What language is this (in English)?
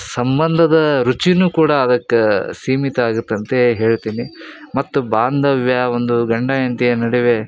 Kannada